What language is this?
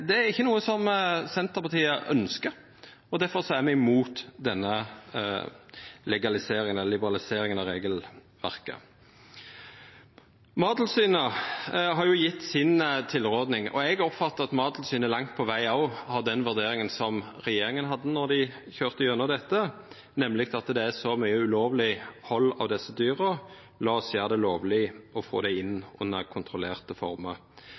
Norwegian Nynorsk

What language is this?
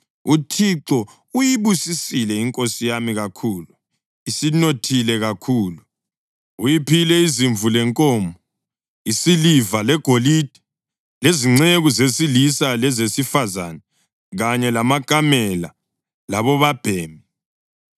North Ndebele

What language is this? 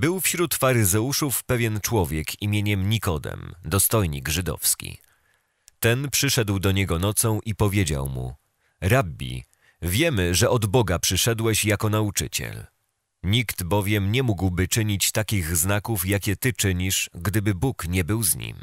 Polish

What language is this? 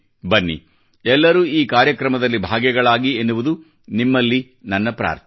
Kannada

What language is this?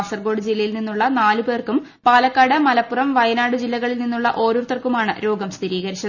Malayalam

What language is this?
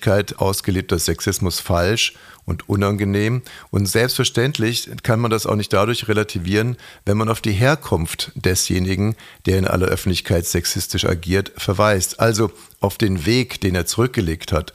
German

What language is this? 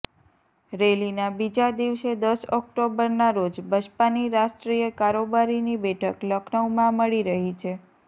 Gujarati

